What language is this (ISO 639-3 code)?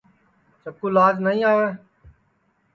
ssi